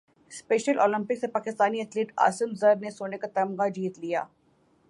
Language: Urdu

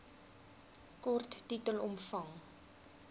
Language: Afrikaans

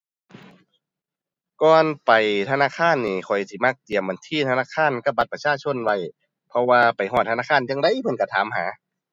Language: Thai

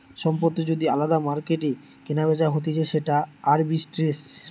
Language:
Bangla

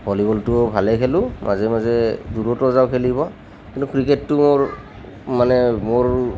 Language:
Assamese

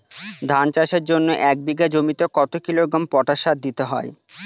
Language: Bangla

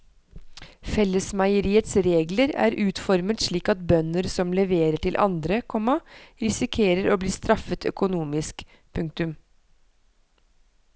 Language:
Norwegian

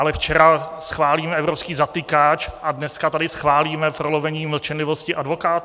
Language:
Czech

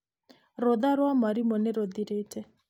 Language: Kikuyu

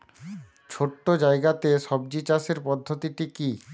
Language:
Bangla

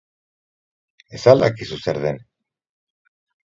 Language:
Basque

